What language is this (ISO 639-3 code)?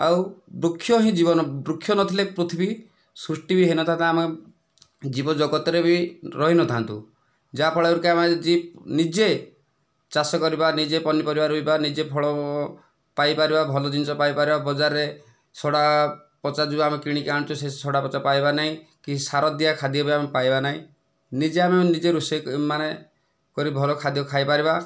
ori